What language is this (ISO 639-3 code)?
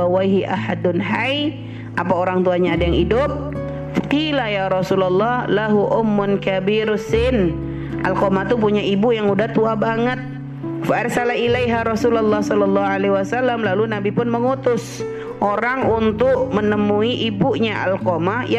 ind